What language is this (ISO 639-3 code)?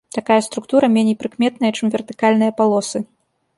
bel